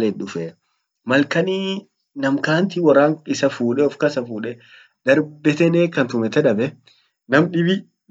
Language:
Orma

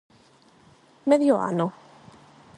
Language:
Galician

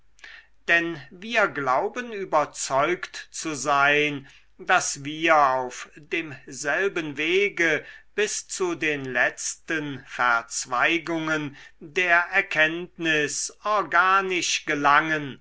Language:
German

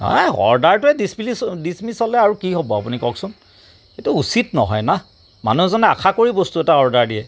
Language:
Assamese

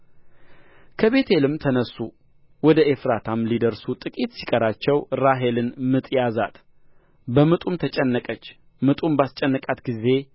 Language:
Amharic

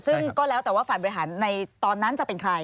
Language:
Thai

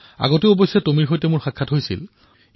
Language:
Assamese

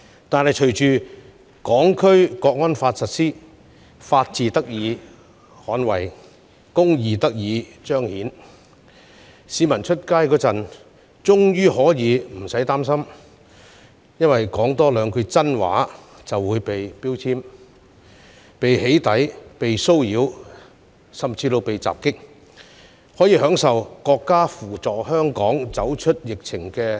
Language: Cantonese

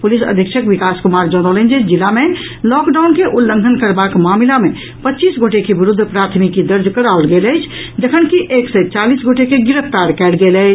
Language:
Maithili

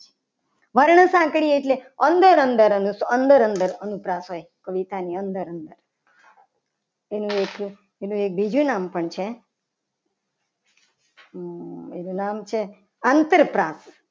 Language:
Gujarati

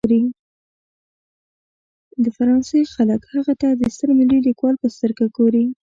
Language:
Pashto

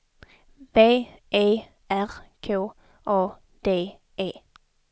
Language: Swedish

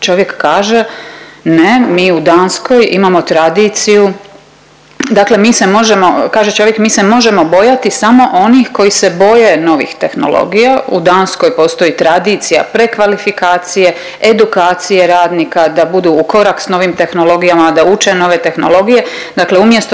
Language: Croatian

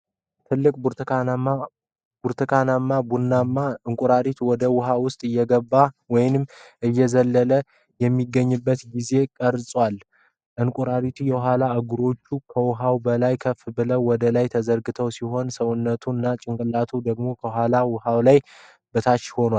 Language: Amharic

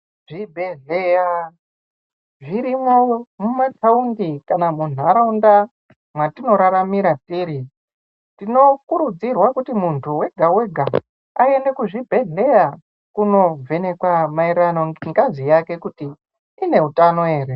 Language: Ndau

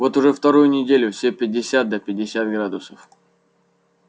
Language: Russian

